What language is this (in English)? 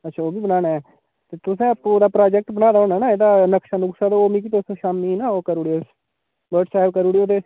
Dogri